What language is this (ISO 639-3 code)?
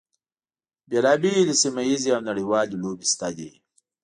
pus